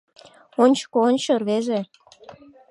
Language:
Mari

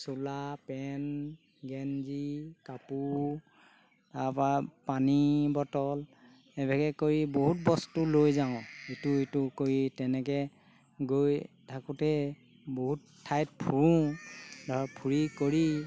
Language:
Assamese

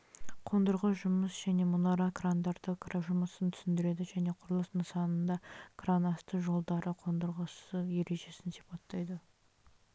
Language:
Kazakh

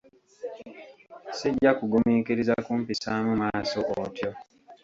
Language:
Ganda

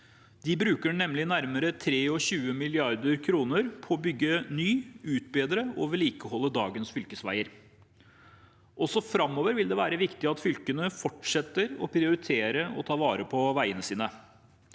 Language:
Norwegian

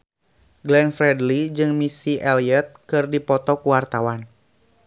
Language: Sundanese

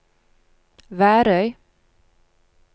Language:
Norwegian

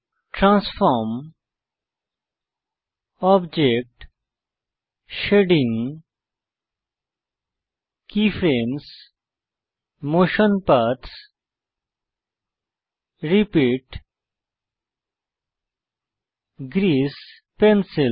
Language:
Bangla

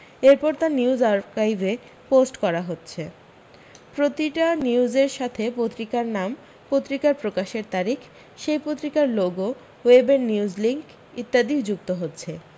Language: Bangla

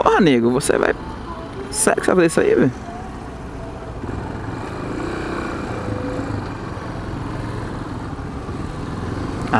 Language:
Portuguese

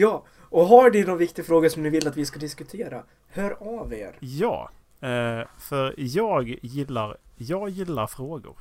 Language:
Swedish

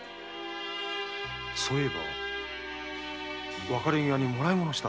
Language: Japanese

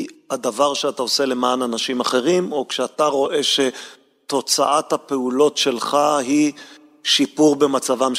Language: Hebrew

